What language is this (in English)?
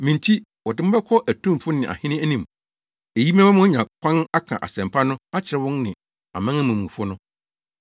Akan